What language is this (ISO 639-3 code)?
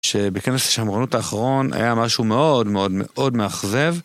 heb